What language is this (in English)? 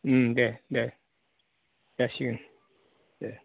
Bodo